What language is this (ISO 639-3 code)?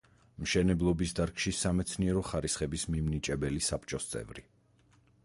kat